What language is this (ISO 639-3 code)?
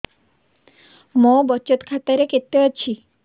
ori